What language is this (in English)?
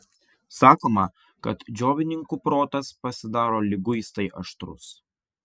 Lithuanian